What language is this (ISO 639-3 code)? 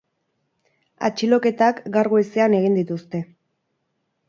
eus